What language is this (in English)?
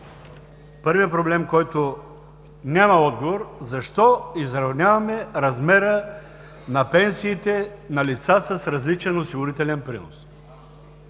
Bulgarian